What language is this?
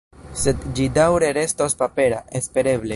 Esperanto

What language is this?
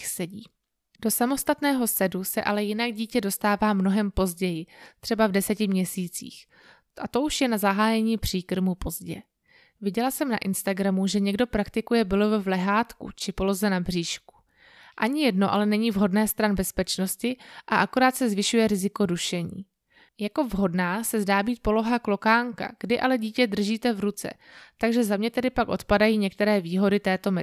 Czech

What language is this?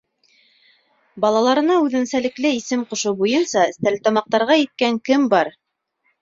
Bashkir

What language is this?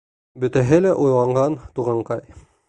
Bashkir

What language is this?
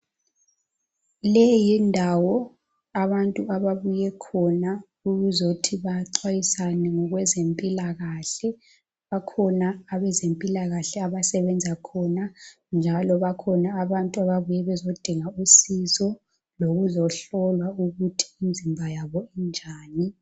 North Ndebele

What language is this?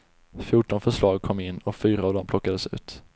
Swedish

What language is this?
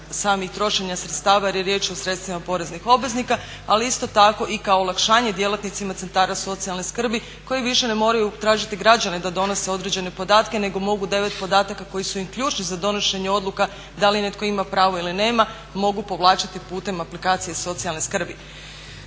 Croatian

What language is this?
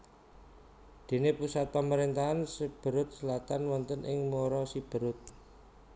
Javanese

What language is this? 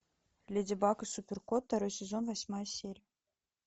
Russian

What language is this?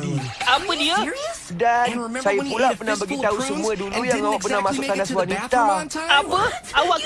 Malay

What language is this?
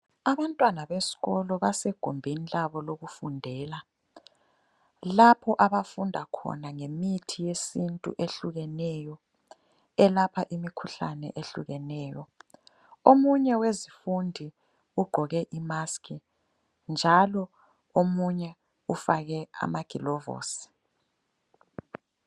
North Ndebele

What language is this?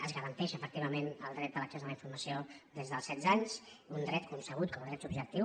Catalan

